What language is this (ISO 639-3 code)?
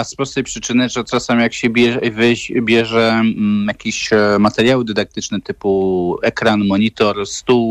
pol